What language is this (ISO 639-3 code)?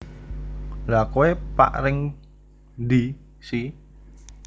jav